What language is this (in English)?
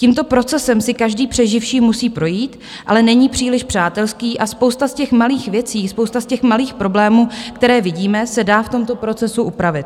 Czech